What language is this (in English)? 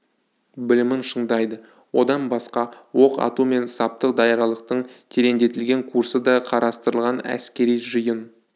Kazakh